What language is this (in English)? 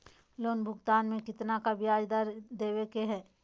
Magahi